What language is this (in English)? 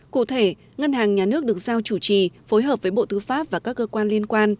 Vietnamese